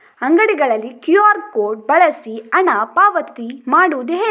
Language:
Kannada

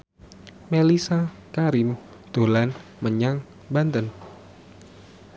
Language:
Javanese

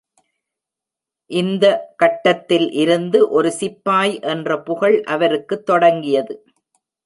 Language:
Tamil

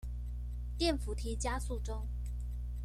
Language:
Chinese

